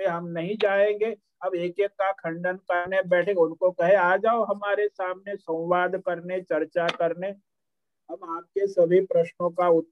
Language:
Hindi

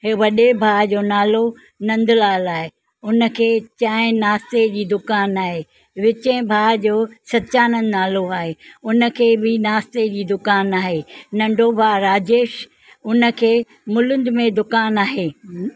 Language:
Sindhi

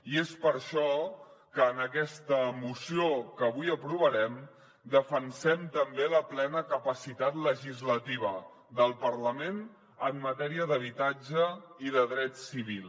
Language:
Catalan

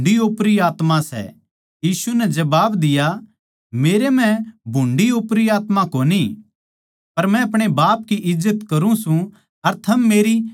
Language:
Haryanvi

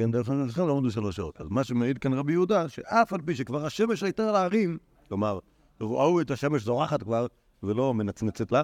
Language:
Hebrew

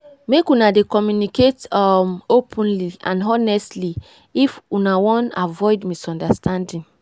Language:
Nigerian Pidgin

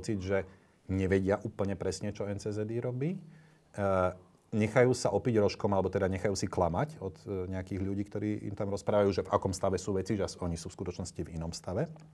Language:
Slovak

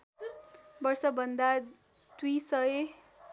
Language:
Nepali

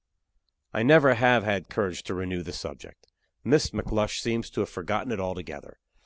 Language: English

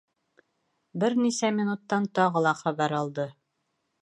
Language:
Bashkir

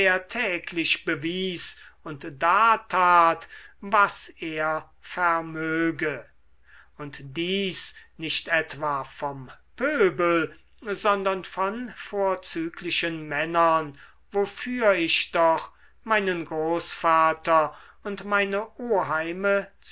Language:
German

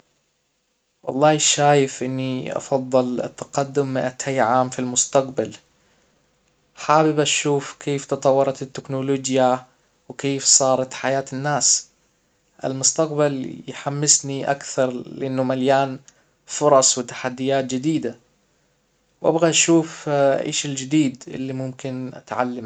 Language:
Hijazi Arabic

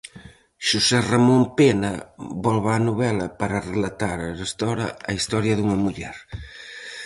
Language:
Galician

